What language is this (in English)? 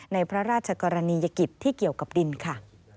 Thai